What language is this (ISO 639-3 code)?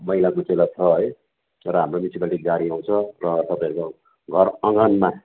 nep